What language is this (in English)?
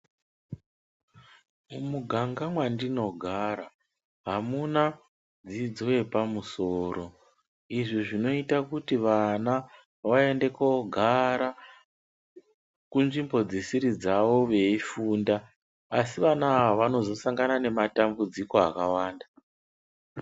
Ndau